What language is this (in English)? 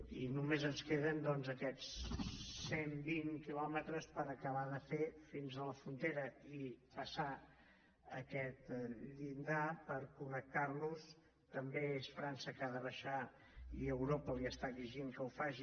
Catalan